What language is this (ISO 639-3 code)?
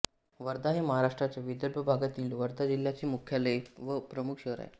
mar